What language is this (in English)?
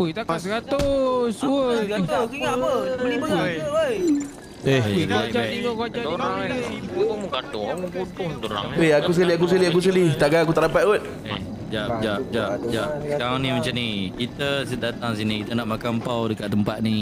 Malay